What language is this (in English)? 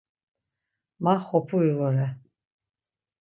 Laz